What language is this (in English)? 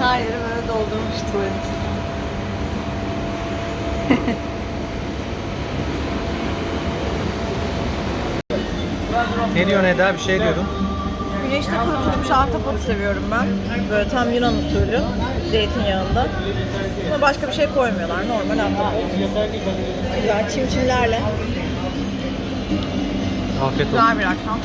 Turkish